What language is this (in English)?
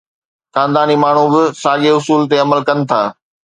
Sindhi